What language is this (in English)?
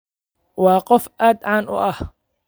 Somali